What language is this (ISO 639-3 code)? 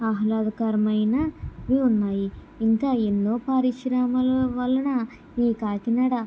tel